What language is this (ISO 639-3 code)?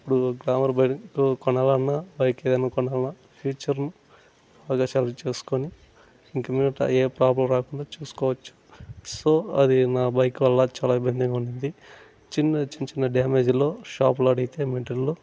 tel